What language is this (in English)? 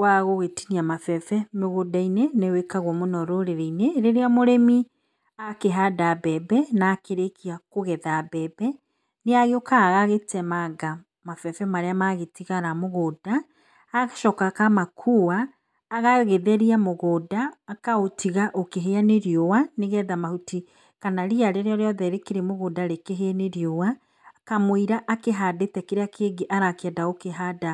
Kikuyu